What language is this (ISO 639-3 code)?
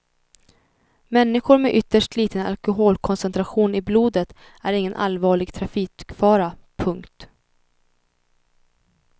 swe